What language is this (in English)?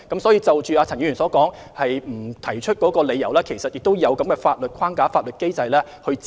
Cantonese